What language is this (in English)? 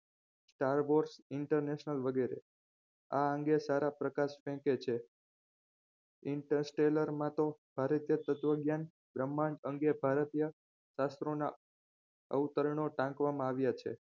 Gujarati